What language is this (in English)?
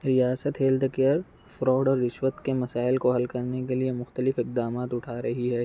Urdu